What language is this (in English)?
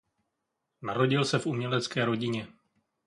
Czech